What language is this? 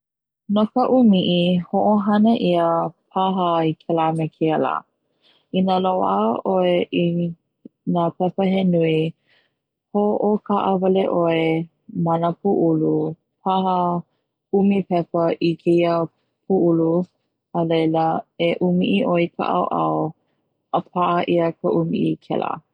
Hawaiian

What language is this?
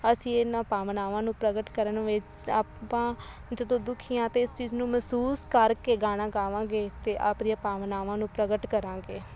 Punjabi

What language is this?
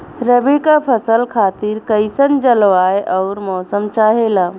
Bhojpuri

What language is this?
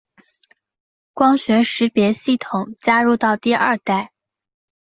Chinese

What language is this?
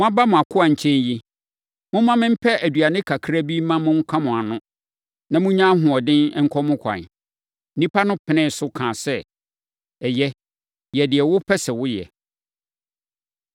Akan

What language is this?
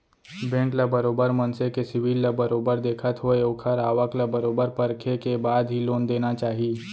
Chhattisgarhi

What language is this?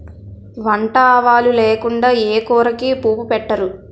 Telugu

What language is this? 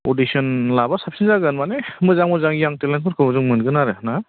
Bodo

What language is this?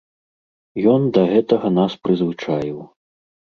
Belarusian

